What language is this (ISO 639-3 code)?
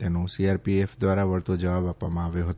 guj